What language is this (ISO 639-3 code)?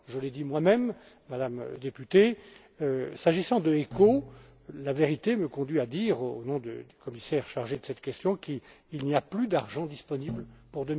fra